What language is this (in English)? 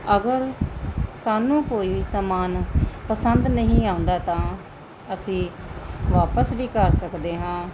Punjabi